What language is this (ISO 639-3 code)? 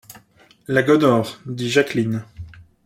fra